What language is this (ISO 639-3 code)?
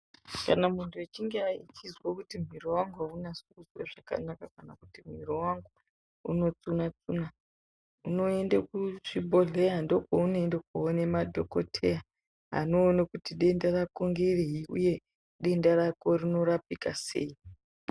ndc